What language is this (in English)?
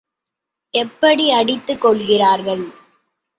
Tamil